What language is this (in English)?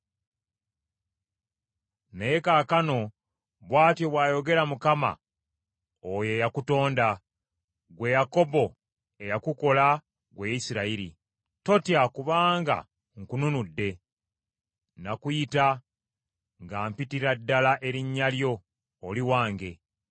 Ganda